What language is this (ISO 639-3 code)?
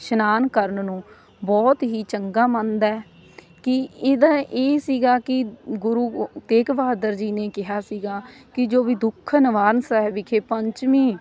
pan